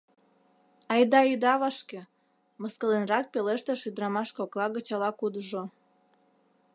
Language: Mari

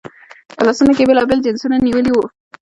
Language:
Pashto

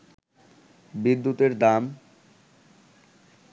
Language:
Bangla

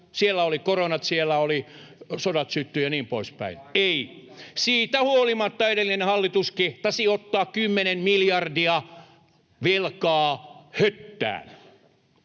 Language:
Finnish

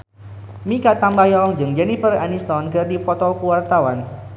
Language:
Sundanese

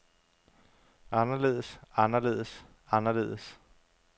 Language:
Danish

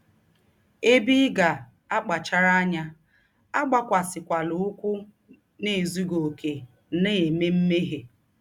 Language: Igbo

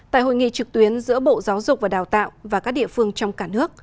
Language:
Vietnamese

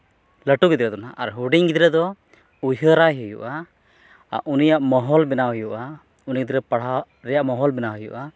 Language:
Santali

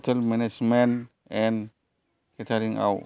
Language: Bodo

